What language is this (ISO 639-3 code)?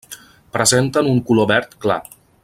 cat